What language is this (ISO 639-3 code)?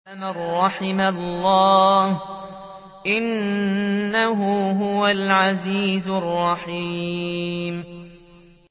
ara